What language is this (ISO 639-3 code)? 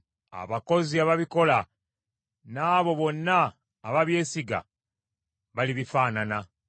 lug